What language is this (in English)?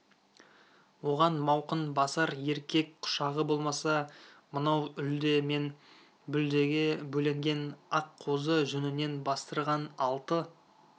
Kazakh